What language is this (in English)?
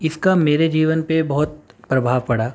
Urdu